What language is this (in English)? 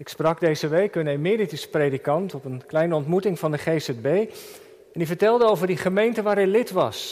Dutch